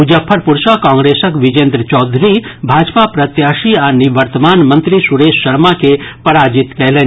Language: Maithili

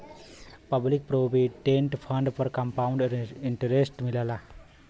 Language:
Bhojpuri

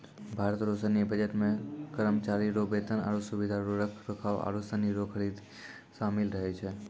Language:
Maithili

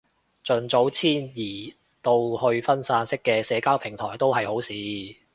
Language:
Cantonese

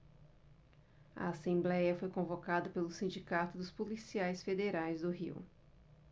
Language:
Portuguese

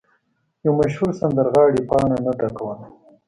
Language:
Pashto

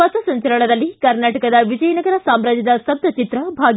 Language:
Kannada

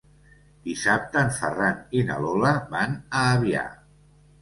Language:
Catalan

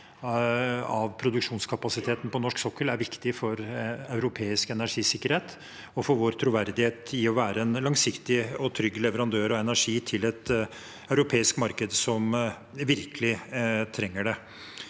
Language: Norwegian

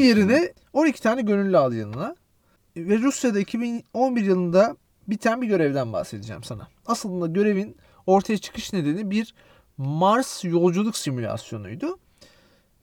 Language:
Turkish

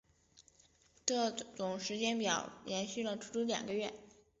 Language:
Chinese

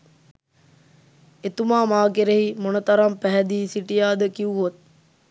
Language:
Sinhala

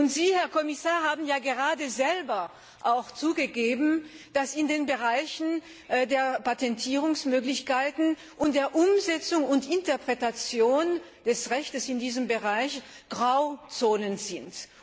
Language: German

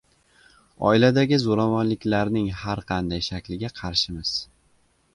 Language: Uzbek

